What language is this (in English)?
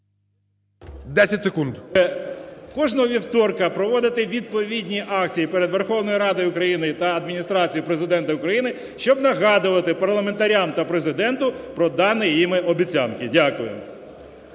Ukrainian